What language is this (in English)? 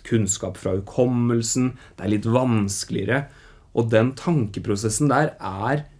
Norwegian